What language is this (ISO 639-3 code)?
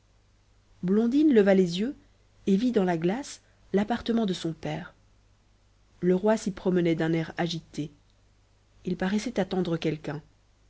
fra